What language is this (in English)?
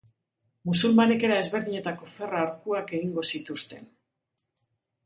Basque